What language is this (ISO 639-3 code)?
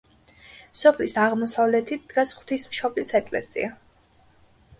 kat